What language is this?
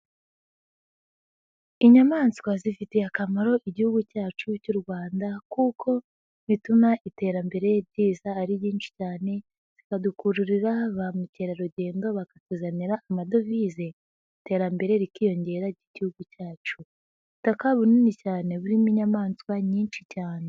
Kinyarwanda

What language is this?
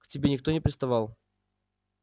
Russian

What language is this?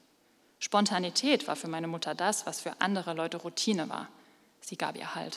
German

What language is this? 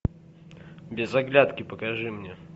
Russian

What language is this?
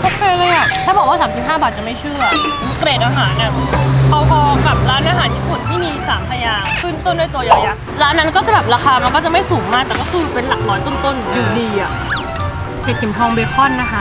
Thai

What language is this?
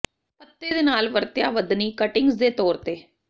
Punjabi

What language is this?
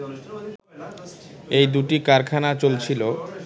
Bangla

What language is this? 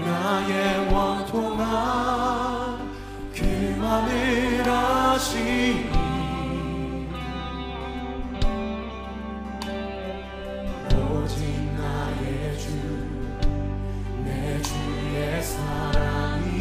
Korean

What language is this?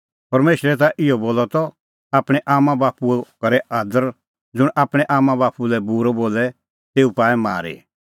Kullu Pahari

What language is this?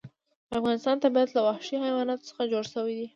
Pashto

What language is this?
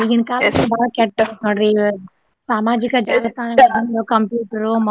Kannada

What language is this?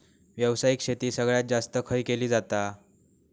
Marathi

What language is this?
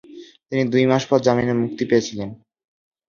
Bangla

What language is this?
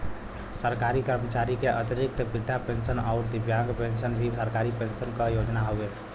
Bhojpuri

